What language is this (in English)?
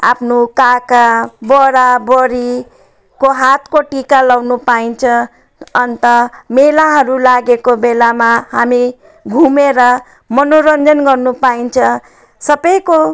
Nepali